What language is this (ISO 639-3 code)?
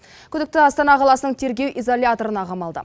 kaz